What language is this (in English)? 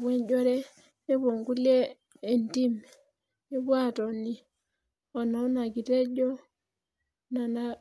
Masai